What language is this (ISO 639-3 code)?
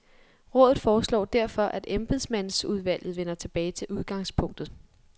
dan